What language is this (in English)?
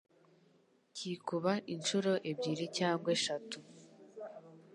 Kinyarwanda